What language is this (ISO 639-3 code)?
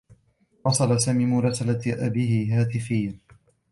ara